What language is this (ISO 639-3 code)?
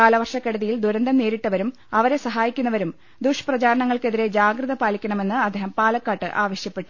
mal